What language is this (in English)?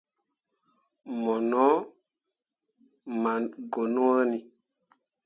Mundang